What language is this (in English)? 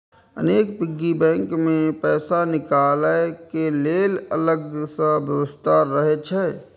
Maithili